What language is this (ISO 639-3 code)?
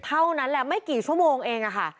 tha